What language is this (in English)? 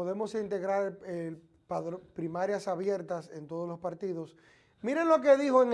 Spanish